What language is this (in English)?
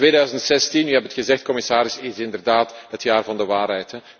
Dutch